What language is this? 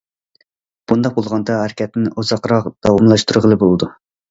Uyghur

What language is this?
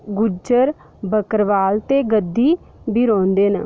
Dogri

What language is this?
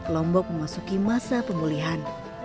Indonesian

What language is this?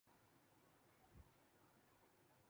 Urdu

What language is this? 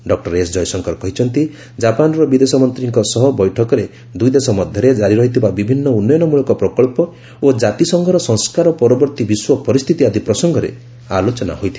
Odia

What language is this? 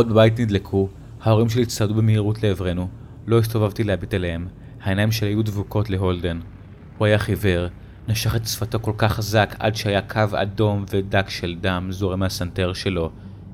Hebrew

